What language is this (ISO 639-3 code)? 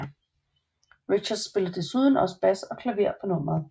dan